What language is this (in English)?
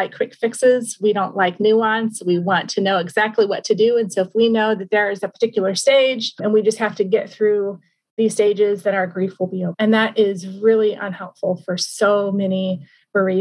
English